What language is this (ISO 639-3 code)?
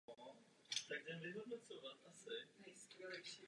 ces